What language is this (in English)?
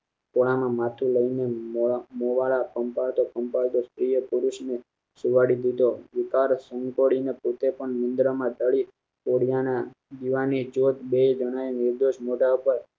Gujarati